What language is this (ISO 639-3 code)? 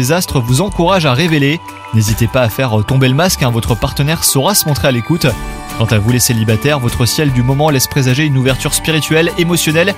fra